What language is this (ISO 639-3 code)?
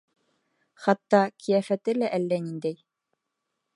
bak